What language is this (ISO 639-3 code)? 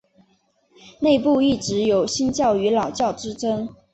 zho